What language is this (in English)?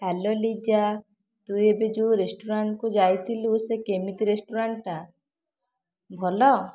Odia